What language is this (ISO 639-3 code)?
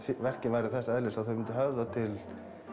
isl